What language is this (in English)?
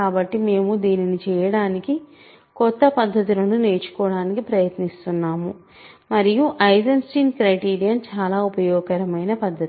Telugu